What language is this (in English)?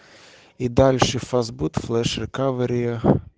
Russian